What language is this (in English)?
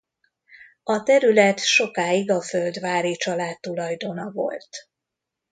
Hungarian